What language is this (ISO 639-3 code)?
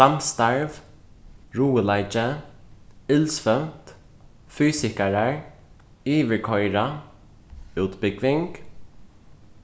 fao